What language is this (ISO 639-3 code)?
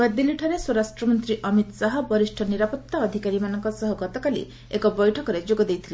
ori